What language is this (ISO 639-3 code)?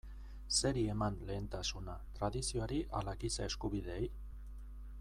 eus